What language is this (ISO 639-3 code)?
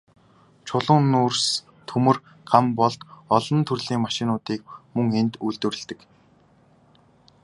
mon